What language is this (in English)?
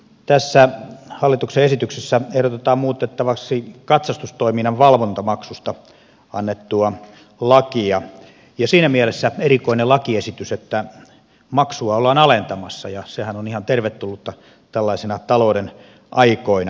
Finnish